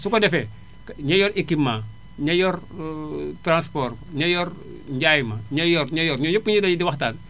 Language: Wolof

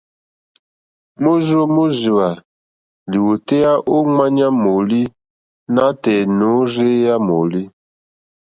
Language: Mokpwe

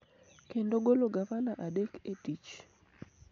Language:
Luo (Kenya and Tanzania)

